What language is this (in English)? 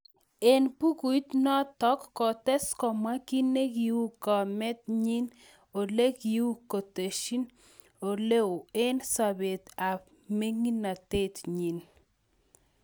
Kalenjin